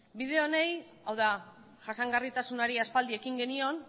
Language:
Basque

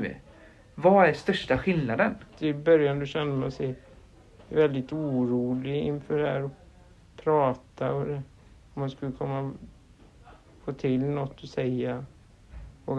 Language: Swedish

